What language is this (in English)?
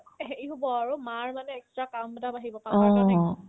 Assamese